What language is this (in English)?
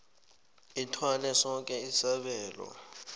South Ndebele